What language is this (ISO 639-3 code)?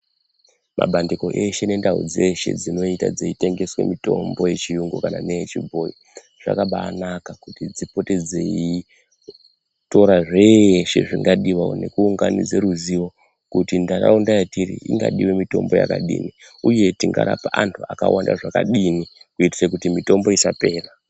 ndc